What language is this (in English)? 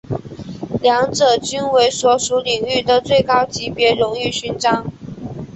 Chinese